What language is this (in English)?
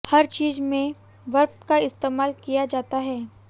Hindi